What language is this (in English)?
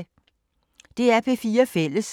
Danish